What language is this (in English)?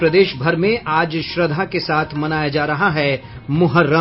Hindi